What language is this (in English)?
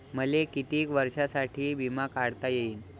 Marathi